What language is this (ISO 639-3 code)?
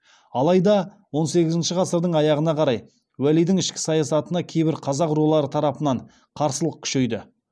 kaz